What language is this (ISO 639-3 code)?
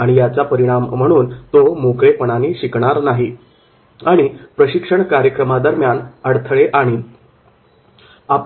mar